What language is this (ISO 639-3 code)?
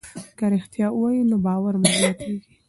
pus